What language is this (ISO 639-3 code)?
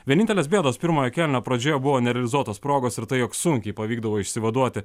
lit